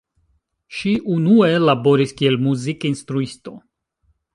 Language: Esperanto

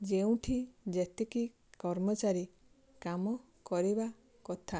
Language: Odia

